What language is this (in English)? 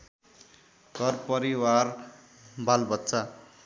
Nepali